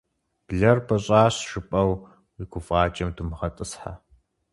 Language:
Kabardian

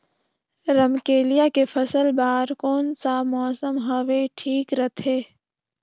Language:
Chhattisgarhi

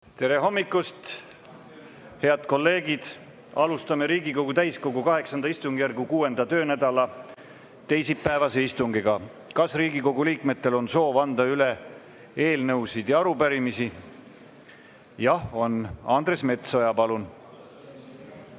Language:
Estonian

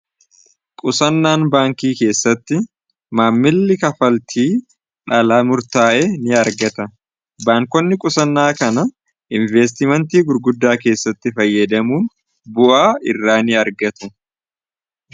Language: Oromo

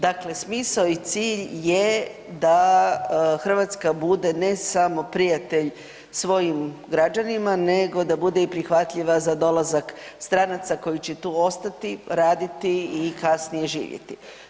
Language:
Croatian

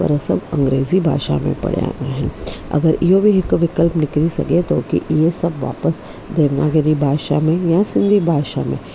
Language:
Sindhi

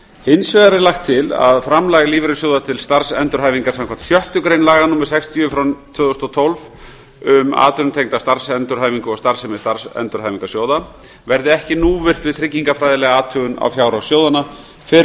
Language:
Icelandic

